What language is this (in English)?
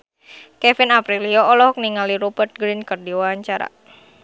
Sundanese